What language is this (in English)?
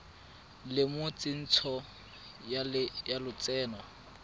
Tswana